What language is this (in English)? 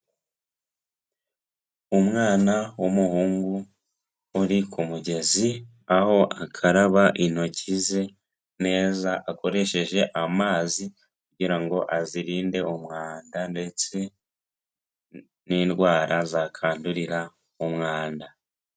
Kinyarwanda